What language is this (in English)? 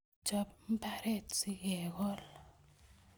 Kalenjin